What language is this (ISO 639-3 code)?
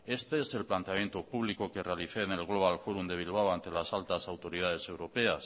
spa